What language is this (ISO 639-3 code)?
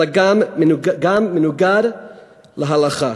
heb